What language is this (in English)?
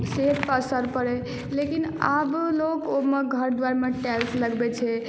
Maithili